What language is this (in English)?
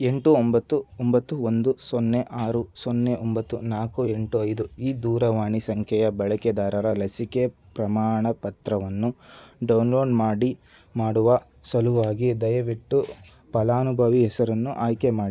Kannada